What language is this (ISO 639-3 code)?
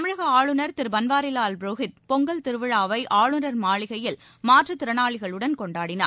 tam